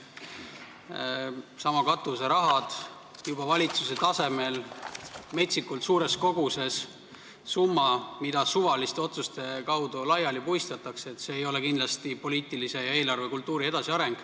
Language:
Estonian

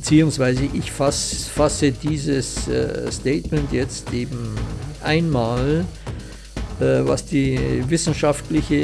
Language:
German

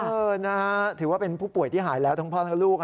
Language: Thai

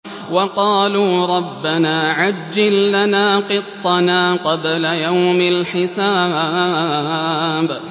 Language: Arabic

